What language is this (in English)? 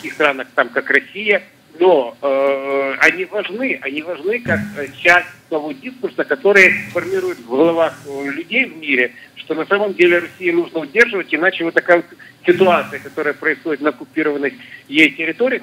Russian